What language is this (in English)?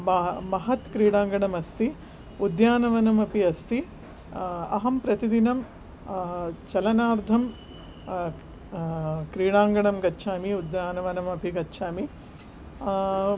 Sanskrit